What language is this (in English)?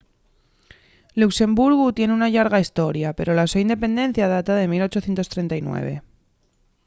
Asturian